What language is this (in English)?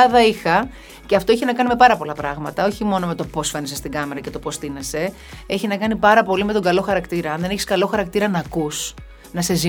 Greek